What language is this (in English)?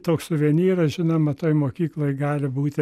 Lithuanian